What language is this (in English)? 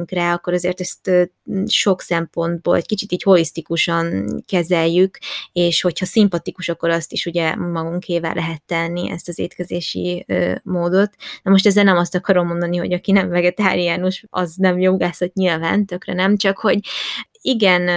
Hungarian